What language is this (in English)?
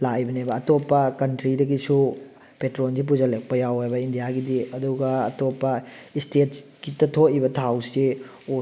Manipuri